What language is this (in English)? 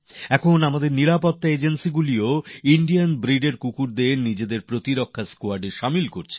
Bangla